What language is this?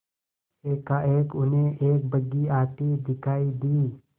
Hindi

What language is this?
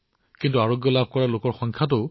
Assamese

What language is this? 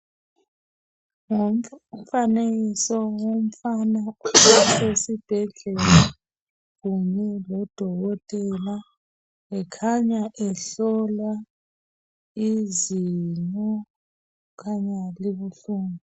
North Ndebele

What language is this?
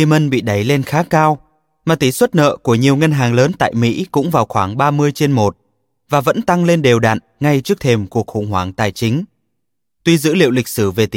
Vietnamese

